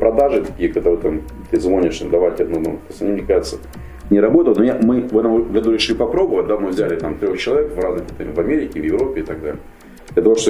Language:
Russian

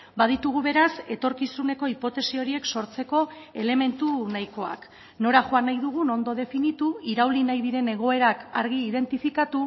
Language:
Basque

